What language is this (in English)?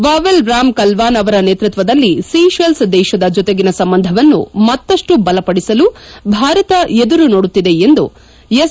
Kannada